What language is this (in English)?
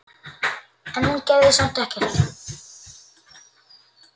Icelandic